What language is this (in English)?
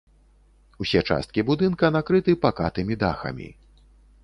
Belarusian